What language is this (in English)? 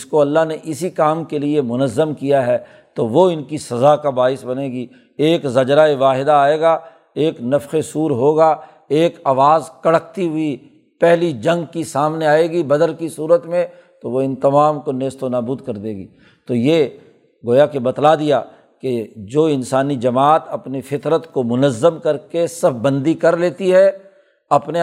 Urdu